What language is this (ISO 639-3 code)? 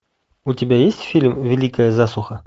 rus